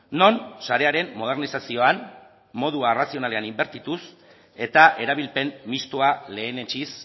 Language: Basque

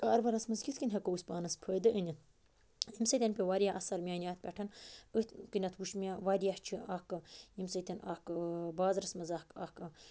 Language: Kashmiri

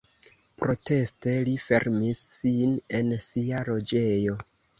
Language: Esperanto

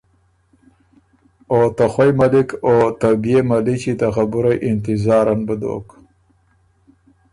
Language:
Ormuri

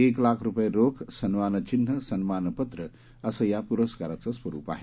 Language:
Marathi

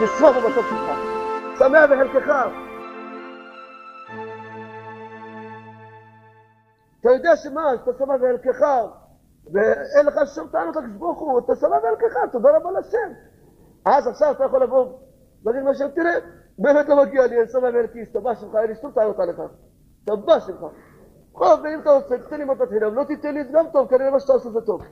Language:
Hebrew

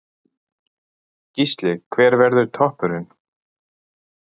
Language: Icelandic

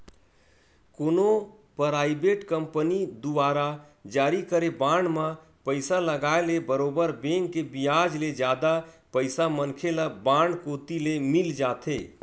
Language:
Chhattisgarhi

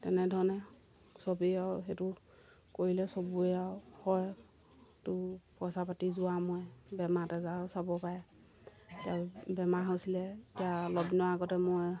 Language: Assamese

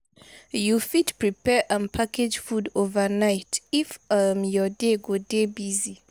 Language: Nigerian Pidgin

